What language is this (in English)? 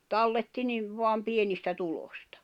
Finnish